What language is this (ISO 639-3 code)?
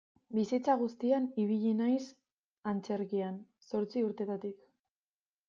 eus